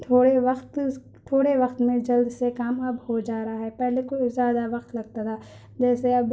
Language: Urdu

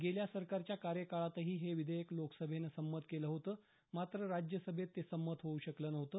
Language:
Marathi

